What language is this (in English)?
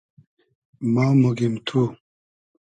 Hazaragi